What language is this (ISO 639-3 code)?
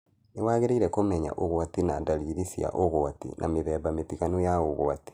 kik